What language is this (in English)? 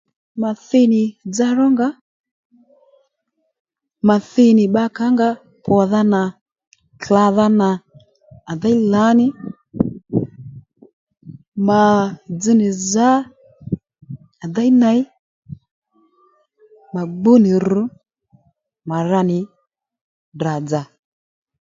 Lendu